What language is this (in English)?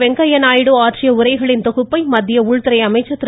Tamil